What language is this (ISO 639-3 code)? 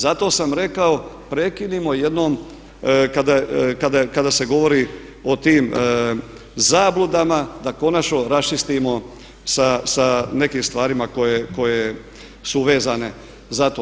hrv